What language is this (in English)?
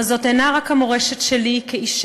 Hebrew